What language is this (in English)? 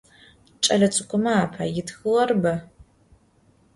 Adyghe